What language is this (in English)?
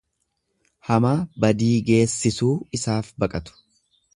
Oromo